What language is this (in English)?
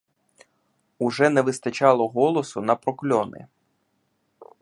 Ukrainian